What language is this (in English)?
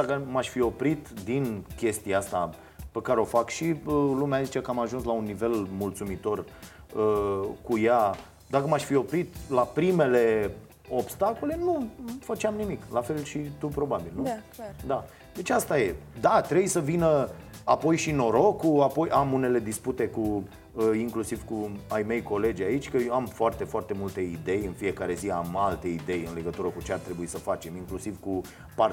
Romanian